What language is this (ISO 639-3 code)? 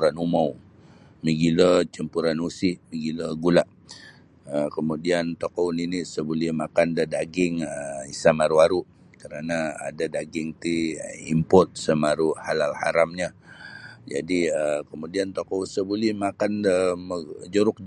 bsy